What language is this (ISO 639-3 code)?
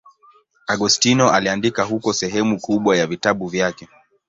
swa